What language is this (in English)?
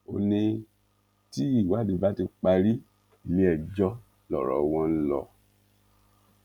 Yoruba